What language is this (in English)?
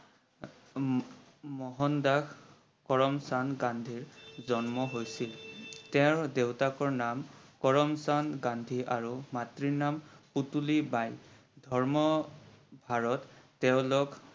Assamese